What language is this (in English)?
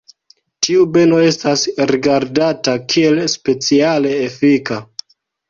Esperanto